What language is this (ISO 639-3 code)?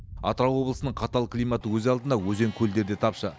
kaz